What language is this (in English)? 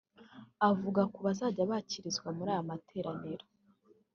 Kinyarwanda